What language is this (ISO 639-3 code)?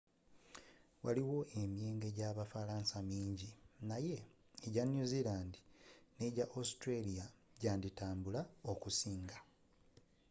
lug